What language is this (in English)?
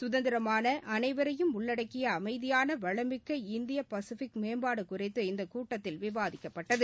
Tamil